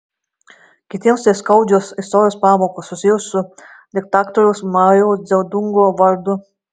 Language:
Lithuanian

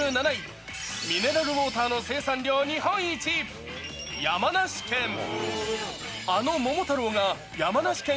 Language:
Japanese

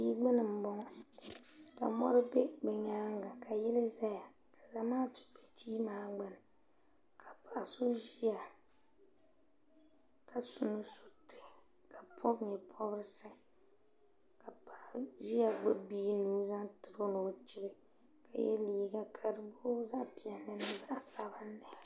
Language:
Dagbani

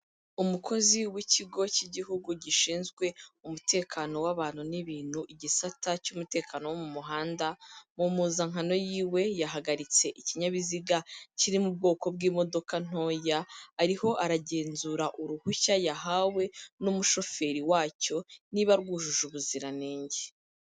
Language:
Kinyarwanda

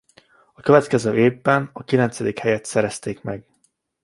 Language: Hungarian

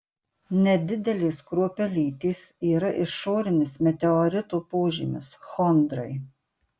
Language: Lithuanian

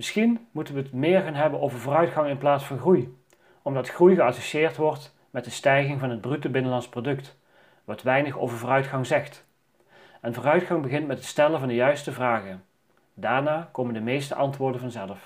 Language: Dutch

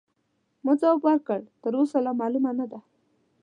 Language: Pashto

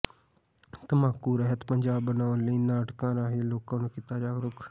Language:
Punjabi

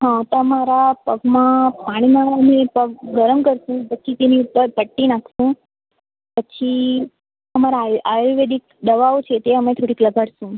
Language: Gujarati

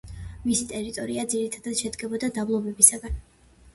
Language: Georgian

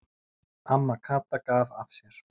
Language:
Icelandic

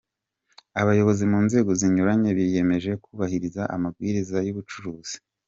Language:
Kinyarwanda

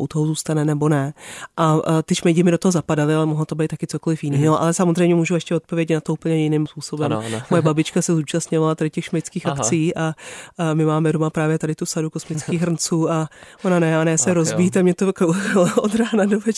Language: Czech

